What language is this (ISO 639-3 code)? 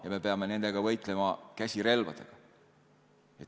est